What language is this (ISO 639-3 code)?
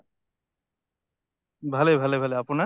asm